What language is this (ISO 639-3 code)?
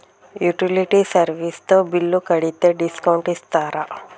tel